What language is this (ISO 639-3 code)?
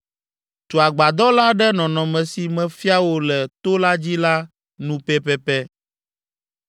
ewe